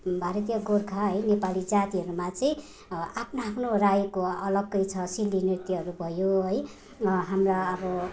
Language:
Nepali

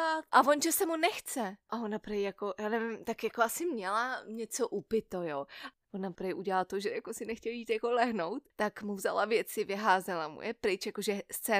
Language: Czech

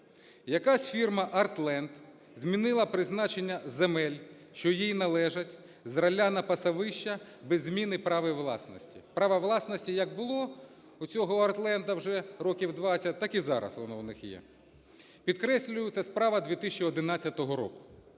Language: Ukrainian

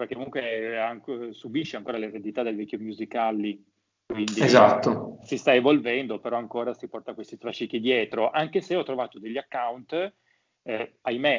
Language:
Italian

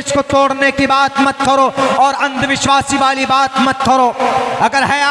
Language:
Hindi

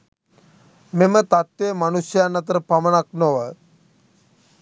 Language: Sinhala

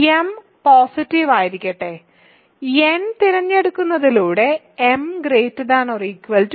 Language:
Malayalam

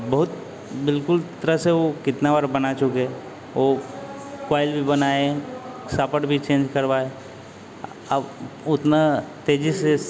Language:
Hindi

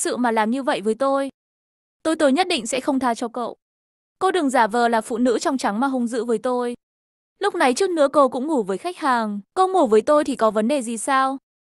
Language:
Vietnamese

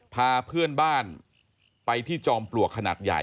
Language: Thai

